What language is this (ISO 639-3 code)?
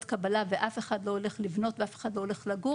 heb